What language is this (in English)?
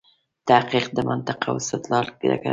Pashto